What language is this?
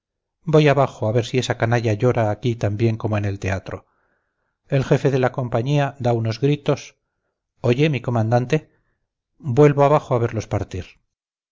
Spanish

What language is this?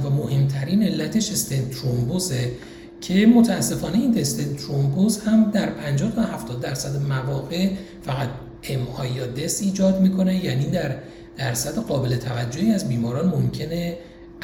Persian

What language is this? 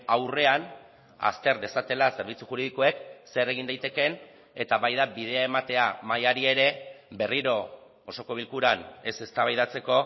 Basque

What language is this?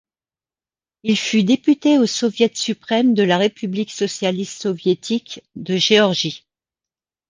French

